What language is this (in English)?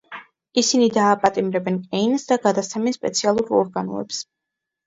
Georgian